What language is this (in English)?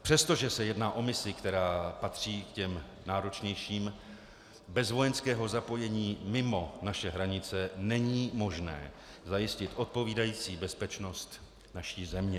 Czech